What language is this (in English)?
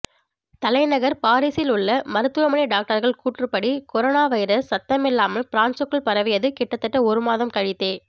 Tamil